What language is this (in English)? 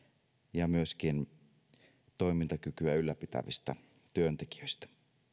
Finnish